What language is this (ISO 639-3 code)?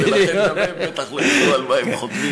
heb